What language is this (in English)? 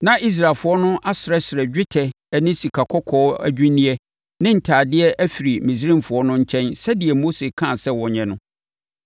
Akan